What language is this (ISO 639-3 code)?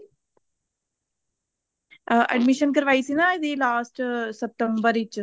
pan